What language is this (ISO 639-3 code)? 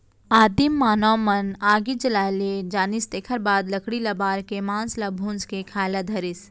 hne